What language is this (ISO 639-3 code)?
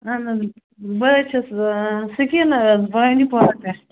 kas